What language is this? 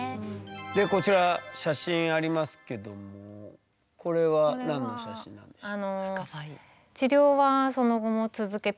Japanese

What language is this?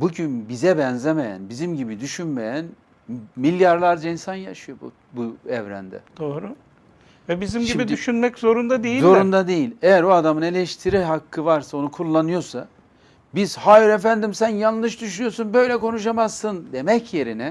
Turkish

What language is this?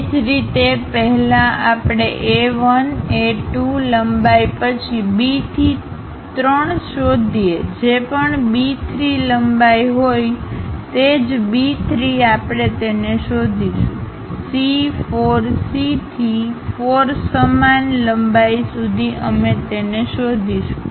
Gujarati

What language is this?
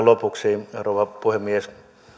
Finnish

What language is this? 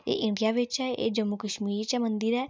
Dogri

